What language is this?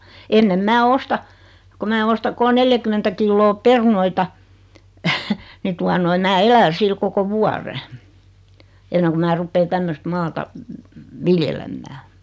Finnish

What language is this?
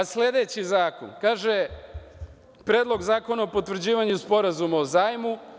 Serbian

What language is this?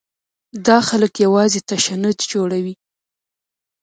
Pashto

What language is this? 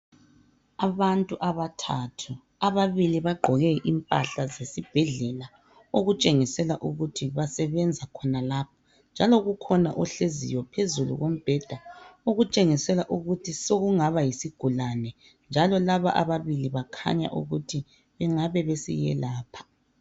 North Ndebele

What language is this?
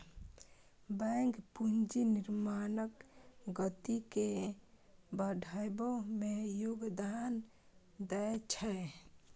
Maithili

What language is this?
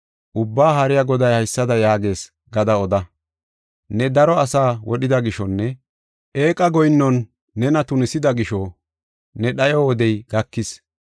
Gofa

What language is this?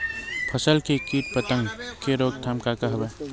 Chhattisgarhi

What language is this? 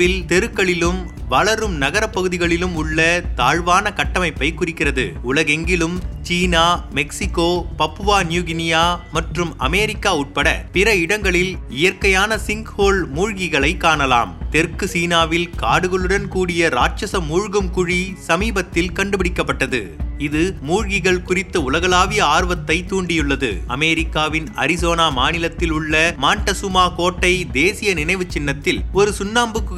Tamil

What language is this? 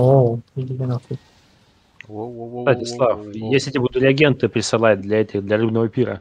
Russian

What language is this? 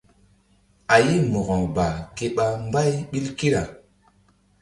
Mbum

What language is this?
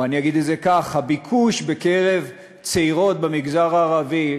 Hebrew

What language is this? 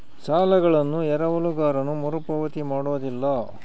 Kannada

